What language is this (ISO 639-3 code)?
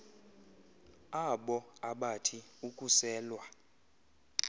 xho